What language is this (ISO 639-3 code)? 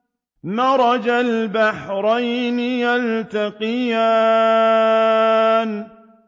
ara